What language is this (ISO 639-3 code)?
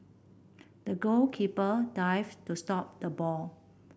eng